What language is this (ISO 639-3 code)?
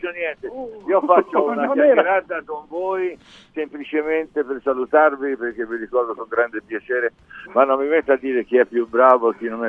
ita